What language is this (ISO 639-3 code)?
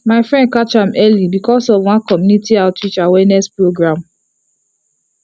pcm